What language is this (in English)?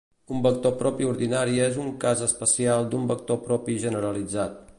Catalan